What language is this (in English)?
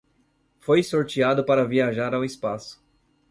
Portuguese